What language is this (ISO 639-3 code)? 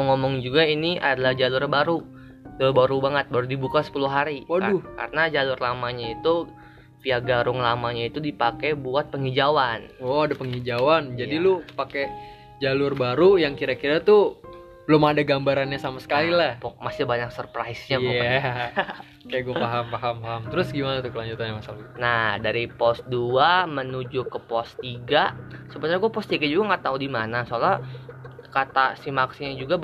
ind